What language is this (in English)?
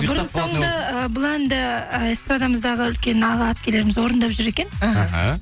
Kazakh